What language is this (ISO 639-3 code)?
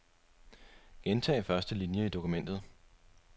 dan